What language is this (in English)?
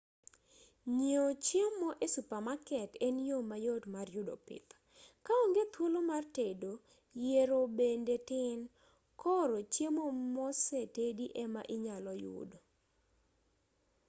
Luo (Kenya and Tanzania)